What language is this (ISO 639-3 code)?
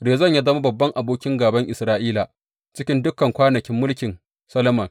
hau